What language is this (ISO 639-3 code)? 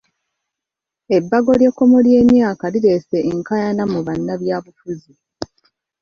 lug